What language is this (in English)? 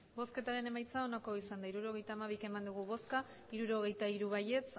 Basque